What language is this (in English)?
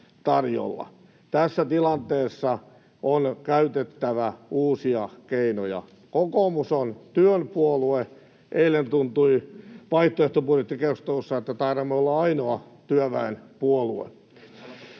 Finnish